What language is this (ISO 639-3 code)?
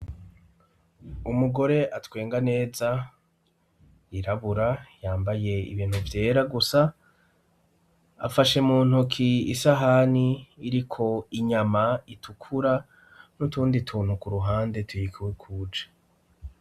run